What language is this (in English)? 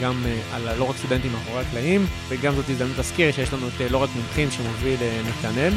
Hebrew